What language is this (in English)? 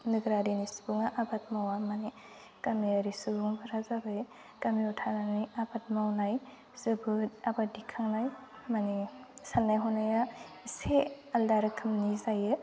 Bodo